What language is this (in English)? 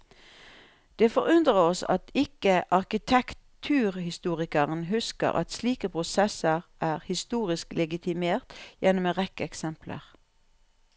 Norwegian